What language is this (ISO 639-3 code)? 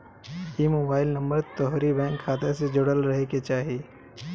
bho